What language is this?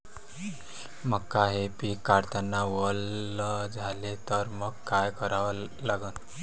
Marathi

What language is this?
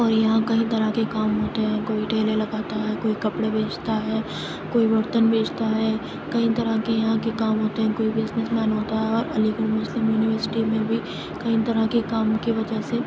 Urdu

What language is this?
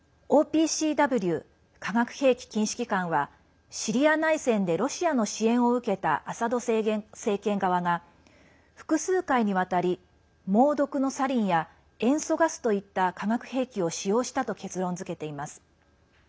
Japanese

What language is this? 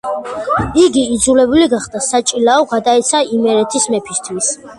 Georgian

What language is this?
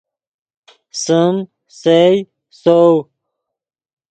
Yidgha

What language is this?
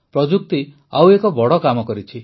Odia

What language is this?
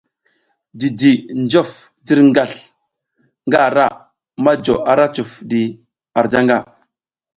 South Giziga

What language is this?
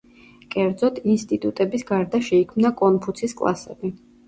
Georgian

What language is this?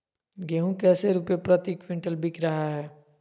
Magahi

